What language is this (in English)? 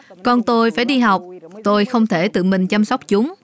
Vietnamese